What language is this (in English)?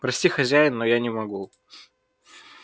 Russian